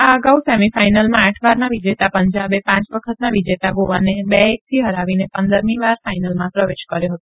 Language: Gujarati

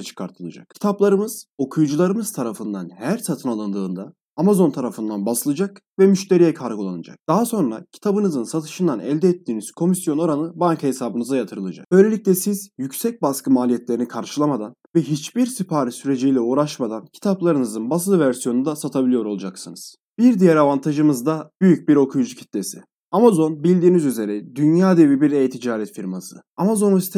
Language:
Turkish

